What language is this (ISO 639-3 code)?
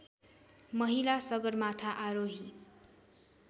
nep